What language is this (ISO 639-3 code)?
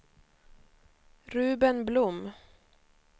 swe